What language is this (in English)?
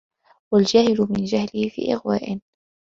Arabic